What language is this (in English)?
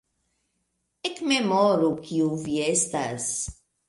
Esperanto